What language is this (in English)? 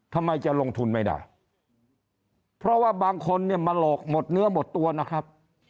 Thai